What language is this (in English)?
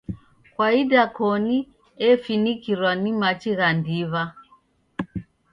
Taita